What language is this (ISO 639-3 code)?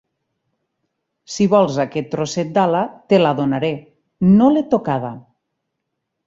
cat